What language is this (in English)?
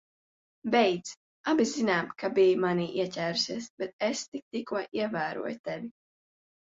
Latvian